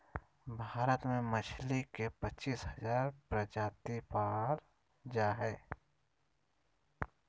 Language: Magahi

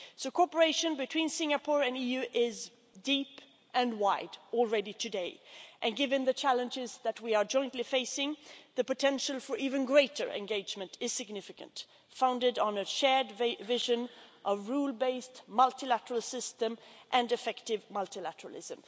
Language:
English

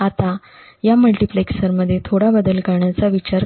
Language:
Marathi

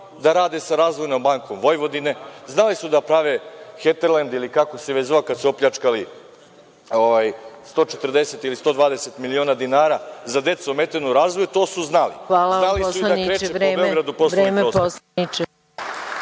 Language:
Serbian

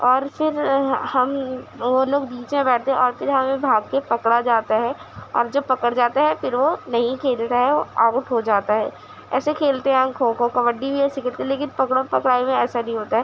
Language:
Urdu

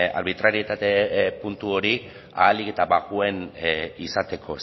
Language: Basque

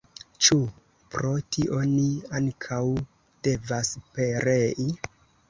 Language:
Esperanto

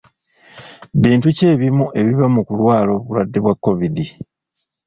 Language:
Ganda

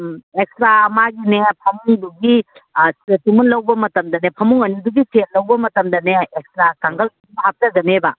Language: Manipuri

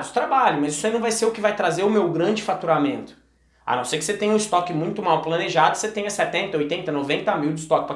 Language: Portuguese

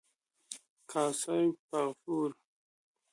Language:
Persian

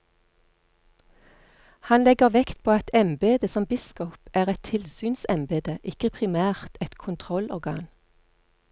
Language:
Norwegian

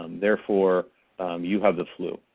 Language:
English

